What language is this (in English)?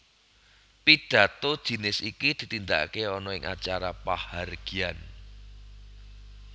Javanese